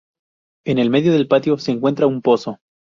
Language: Spanish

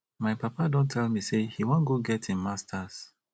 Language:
Nigerian Pidgin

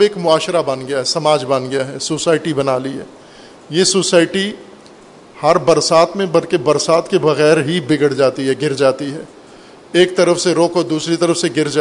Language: Urdu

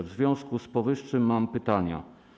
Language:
Polish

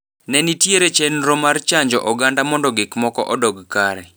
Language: Luo (Kenya and Tanzania)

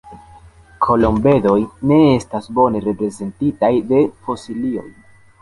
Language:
Esperanto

